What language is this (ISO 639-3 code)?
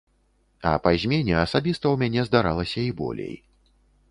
bel